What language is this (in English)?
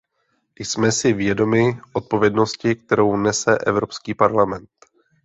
Czech